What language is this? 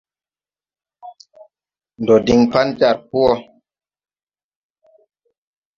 Tupuri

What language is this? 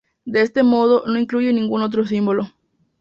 Spanish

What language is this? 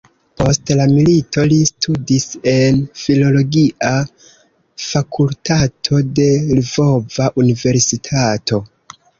Esperanto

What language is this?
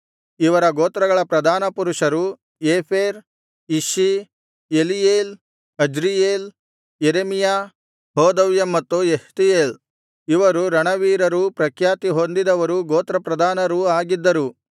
Kannada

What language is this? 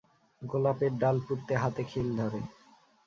Bangla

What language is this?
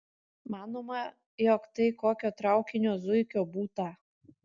Lithuanian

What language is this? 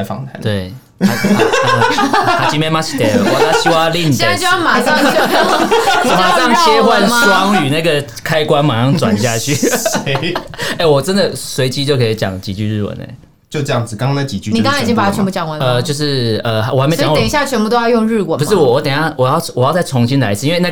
Chinese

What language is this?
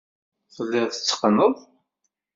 Kabyle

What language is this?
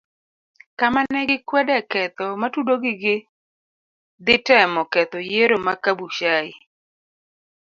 Luo (Kenya and Tanzania)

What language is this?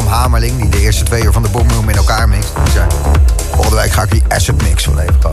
Dutch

